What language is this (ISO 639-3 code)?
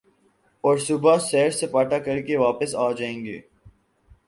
urd